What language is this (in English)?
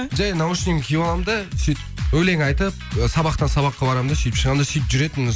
Kazakh